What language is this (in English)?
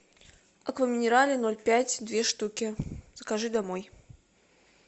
Russian